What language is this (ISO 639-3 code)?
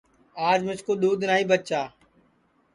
ssi